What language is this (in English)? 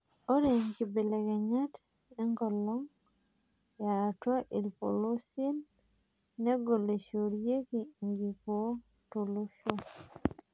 Masai